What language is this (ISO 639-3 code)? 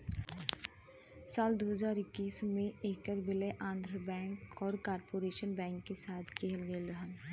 bho